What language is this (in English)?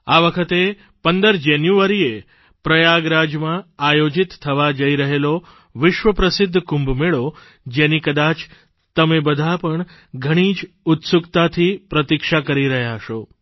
Gujarati